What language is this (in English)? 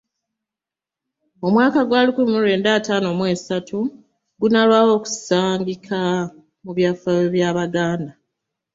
Ganda